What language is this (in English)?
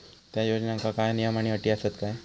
Marathi